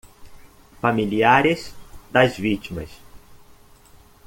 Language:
Portuguese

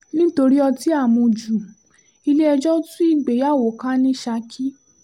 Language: Yoruba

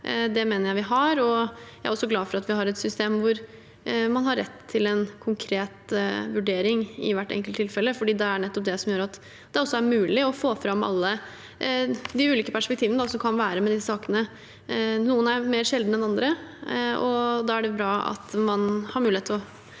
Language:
Norwegian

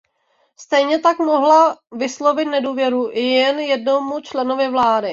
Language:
Czech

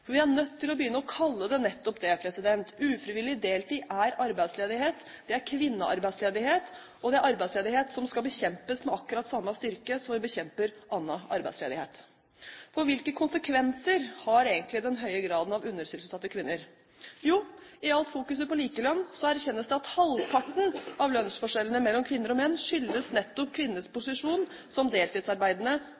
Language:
Norwegian Bokmål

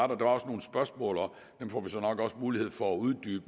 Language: Danish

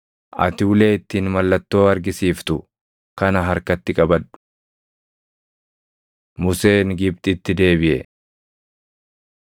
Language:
Oromo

